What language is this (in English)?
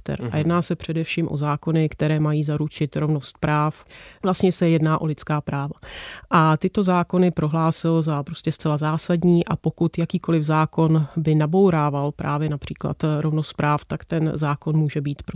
Czech